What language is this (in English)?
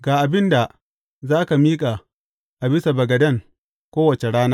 Hausa